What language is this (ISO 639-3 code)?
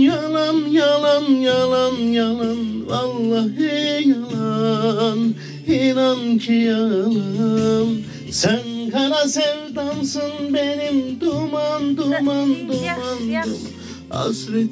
tur